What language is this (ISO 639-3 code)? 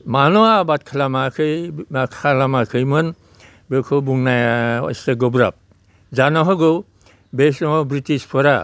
brx